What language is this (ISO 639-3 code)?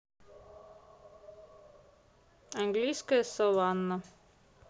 rus